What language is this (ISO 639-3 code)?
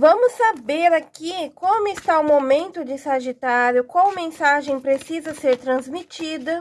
por